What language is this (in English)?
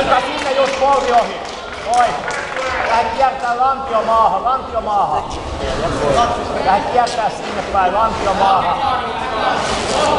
Finnish